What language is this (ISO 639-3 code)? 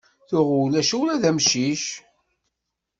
kab